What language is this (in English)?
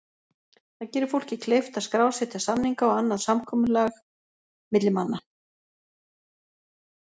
Icelandic